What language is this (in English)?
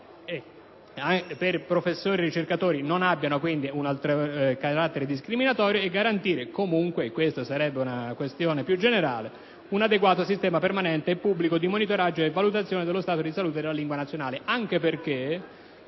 Italian